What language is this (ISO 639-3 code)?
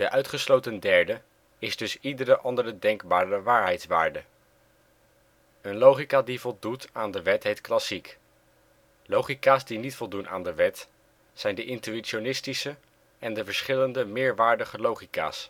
nld